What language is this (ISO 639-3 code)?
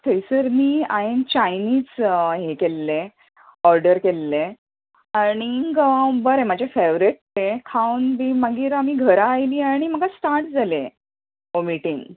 kok